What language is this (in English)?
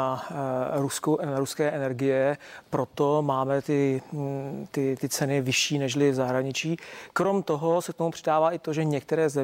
Czech